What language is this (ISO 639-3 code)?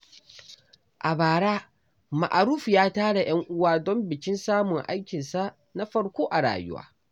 hau